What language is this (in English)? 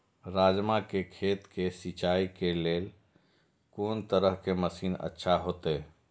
Maithili